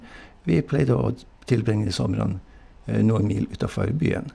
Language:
Norwegian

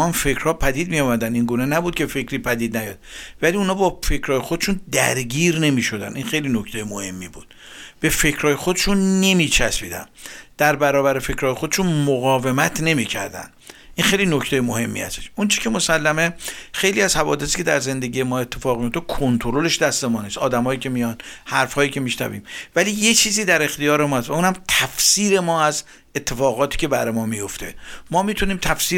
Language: Persian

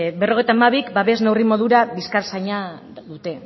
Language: Basque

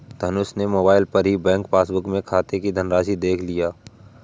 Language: Hindi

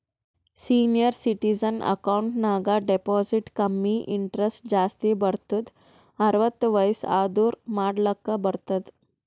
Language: Kannada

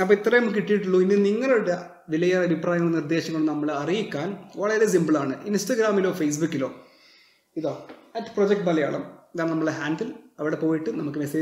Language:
Malayalam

